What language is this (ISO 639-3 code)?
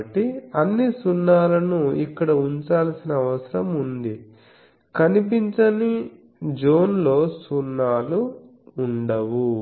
tel